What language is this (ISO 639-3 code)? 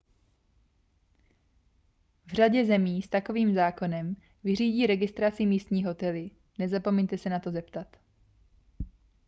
ces